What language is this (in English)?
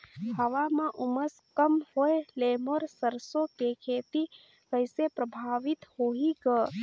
Chhattisgarhi